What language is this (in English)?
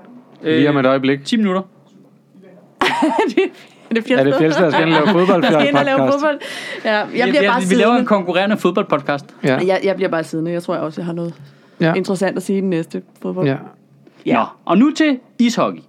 Danish